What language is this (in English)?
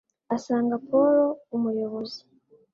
Kinyarwanda